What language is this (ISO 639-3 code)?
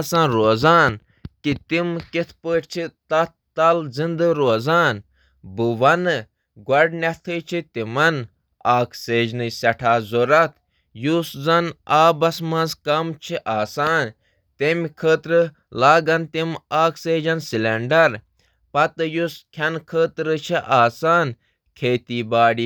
kas